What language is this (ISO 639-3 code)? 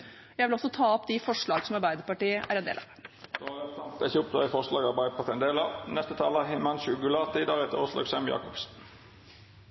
nor